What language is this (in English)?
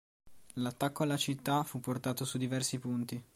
Italian